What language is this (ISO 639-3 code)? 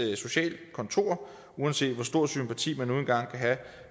dan